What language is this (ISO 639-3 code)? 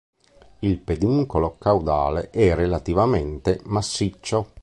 ita